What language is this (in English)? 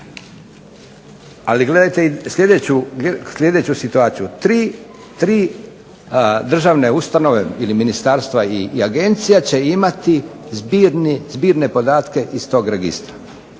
Croatian